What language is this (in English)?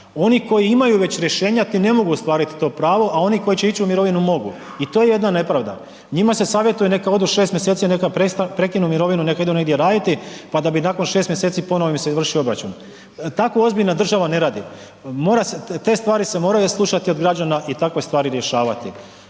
Croatian